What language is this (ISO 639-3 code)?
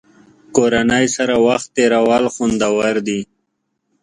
pus